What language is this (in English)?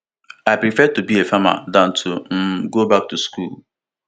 Nigerian Pidgin